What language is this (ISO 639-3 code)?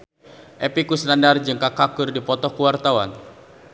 sun